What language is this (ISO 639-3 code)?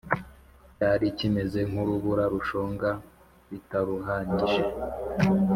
kin